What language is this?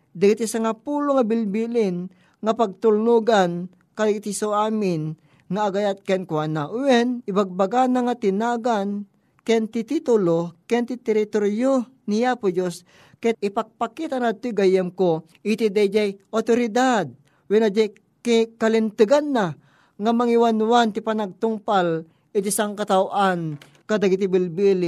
Filipino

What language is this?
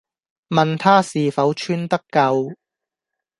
Cantonese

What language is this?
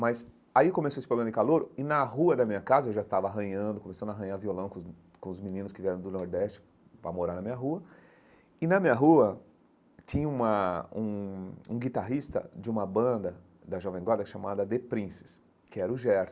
Portuguese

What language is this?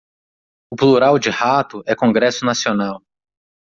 Portuguese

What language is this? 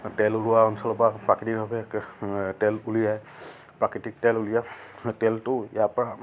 Assamese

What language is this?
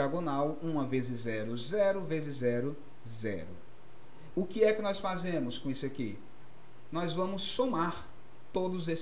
Portuguese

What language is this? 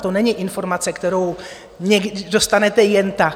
Czech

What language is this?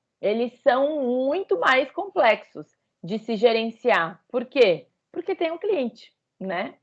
Portuguese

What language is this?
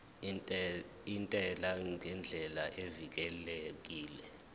Zulu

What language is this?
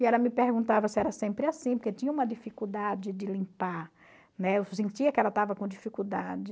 Portuguese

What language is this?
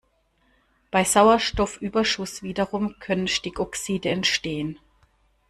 German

